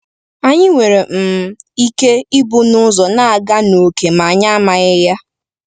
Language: Igbo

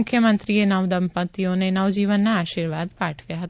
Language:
Gujarati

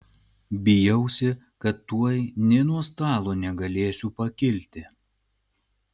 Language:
Lithuanian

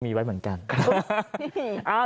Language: Thai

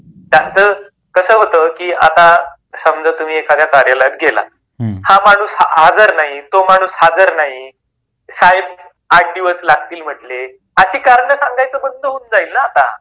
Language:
Marathi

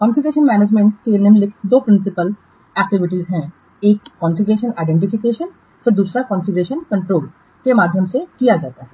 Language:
Hindi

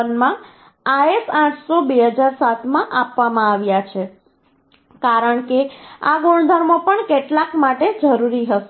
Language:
Gujarati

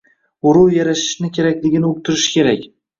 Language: Uzbek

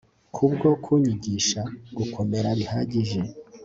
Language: Kinyarwanda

